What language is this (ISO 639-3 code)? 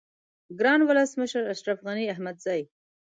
pus